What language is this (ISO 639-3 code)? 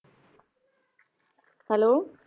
pan